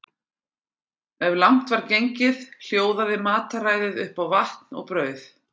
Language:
Icelandic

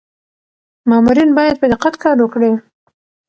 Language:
Pashto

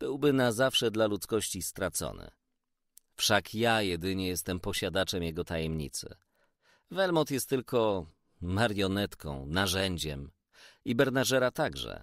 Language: Polish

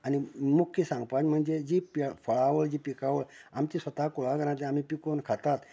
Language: Konkani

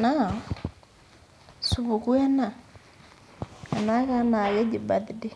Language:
Masai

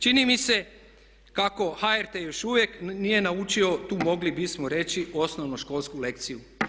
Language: Croatian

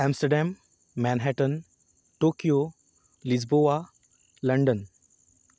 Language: Konkani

